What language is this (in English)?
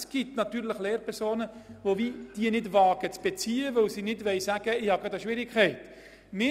Swiss German